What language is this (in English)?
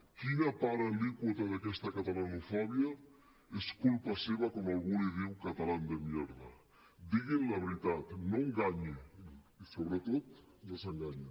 Catalan